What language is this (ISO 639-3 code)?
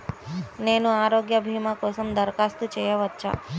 tel